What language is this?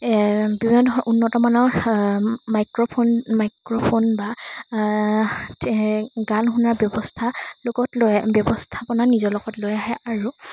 Assamese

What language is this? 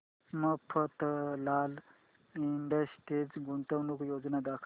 Marathi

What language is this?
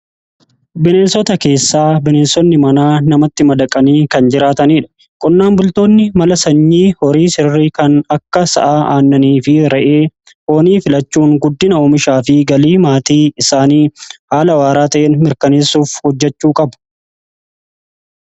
Oromo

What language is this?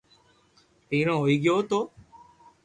Loarki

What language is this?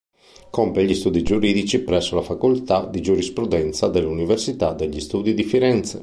Italian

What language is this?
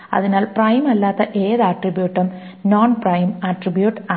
Malayalam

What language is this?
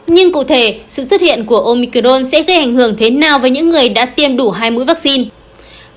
Vietnamese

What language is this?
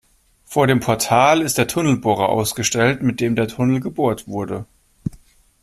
German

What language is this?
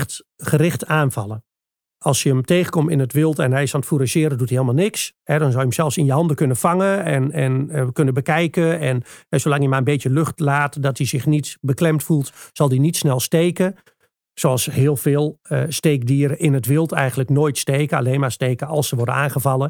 Dutch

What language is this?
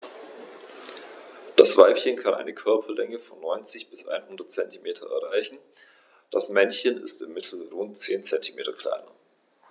German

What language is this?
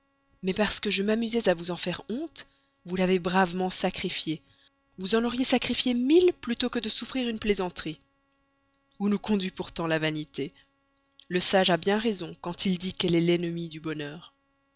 French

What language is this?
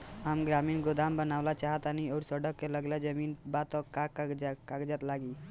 Bhojpuri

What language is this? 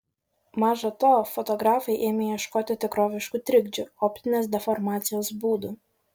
Lithuanian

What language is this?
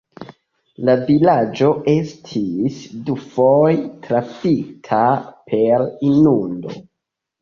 Esperanto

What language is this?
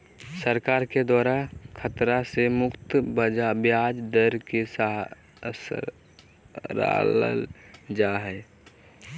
Magahi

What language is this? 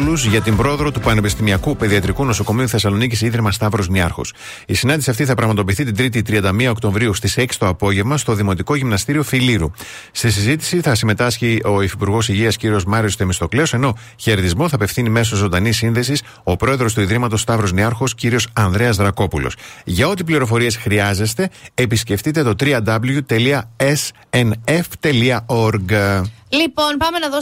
Greek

